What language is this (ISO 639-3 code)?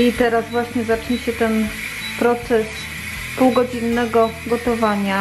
pol